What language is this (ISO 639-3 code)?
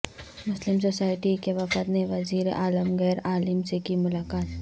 urd